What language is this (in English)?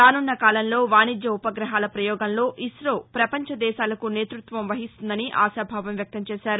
Telugu